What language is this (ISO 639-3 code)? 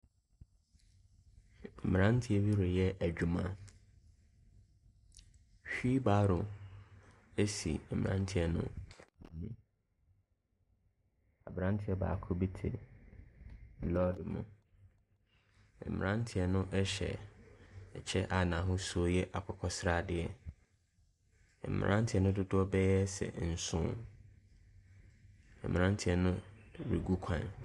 aka